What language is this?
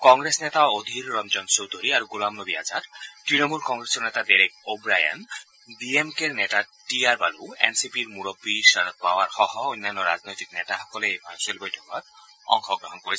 Assamese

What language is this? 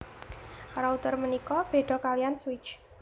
Javanese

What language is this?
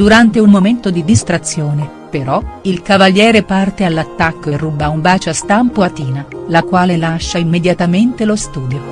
Italian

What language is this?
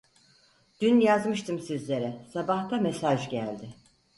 Turkish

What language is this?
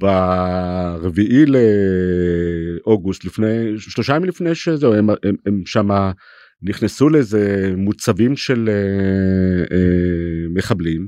Hebrew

